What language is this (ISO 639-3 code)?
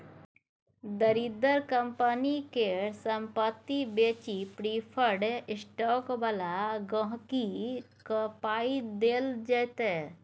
mai